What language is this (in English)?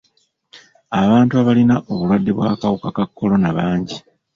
Ganda